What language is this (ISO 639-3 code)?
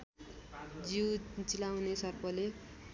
nep